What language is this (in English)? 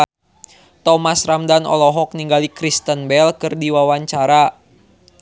Sundanese